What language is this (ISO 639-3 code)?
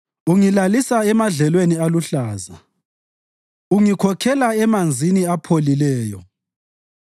nde